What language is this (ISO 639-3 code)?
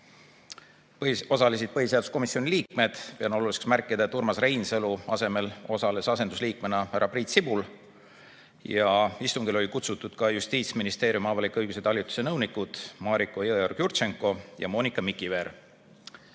est